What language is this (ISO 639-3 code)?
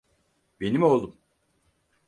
tur